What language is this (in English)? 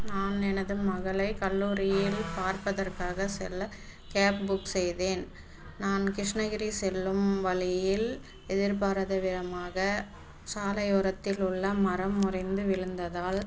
Tamil